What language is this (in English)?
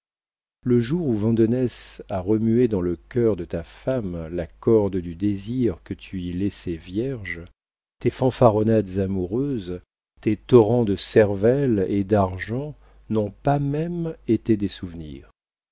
French